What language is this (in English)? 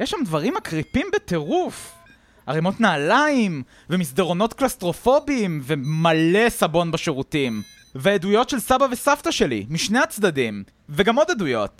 Hebrew